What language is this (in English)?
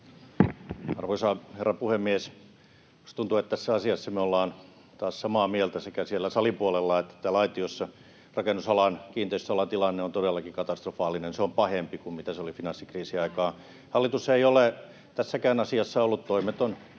Finnish